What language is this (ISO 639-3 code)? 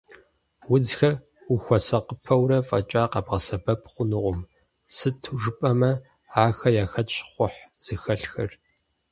kbd